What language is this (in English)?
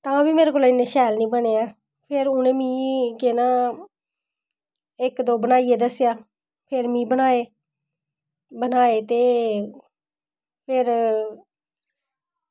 Dogri